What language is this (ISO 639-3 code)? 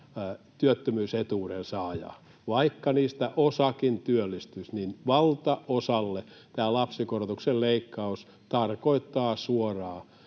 fin